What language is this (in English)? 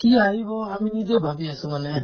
Assamese